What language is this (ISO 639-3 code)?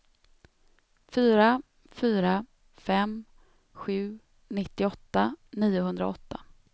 swe